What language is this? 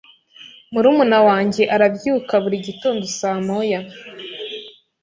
Kinyarwanda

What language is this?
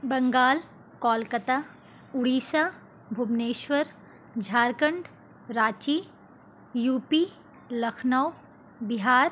Urdu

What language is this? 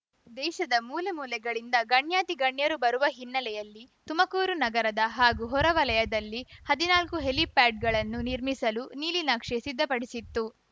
Kannada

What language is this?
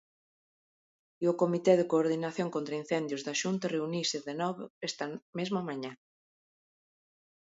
Galician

